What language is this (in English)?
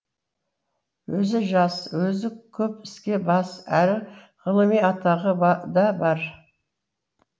Kazakh